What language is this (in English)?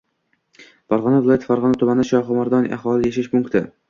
Uzbek